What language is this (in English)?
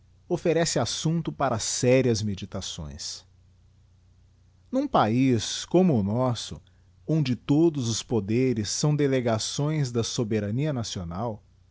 Portuguese